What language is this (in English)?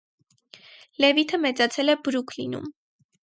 Armenian